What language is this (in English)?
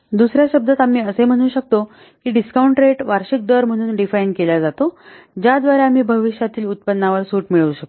Marathi